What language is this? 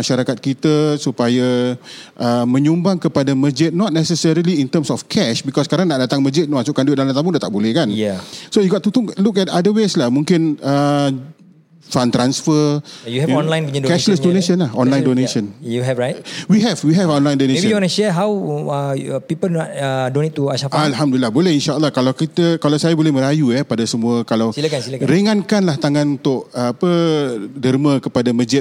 Malay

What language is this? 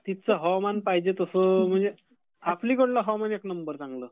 Marathi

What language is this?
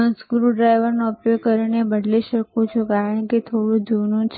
Gujarati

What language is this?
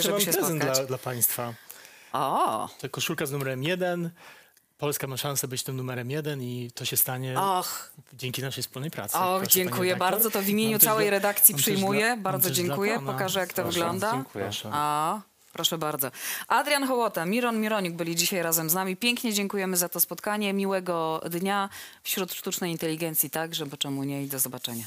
Polish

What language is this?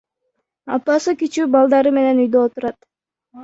Kyrgyz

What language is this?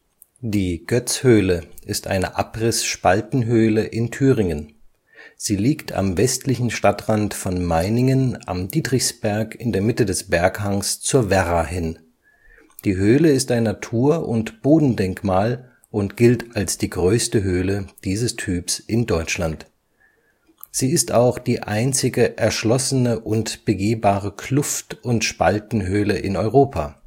German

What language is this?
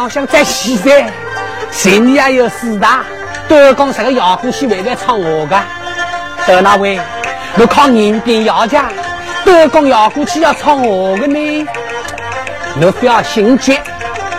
Chinese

